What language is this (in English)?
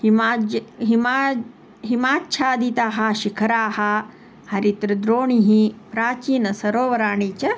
Sanskrit